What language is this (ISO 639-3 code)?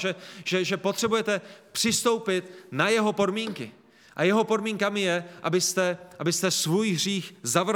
ces